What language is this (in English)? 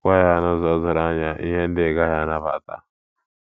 Igbo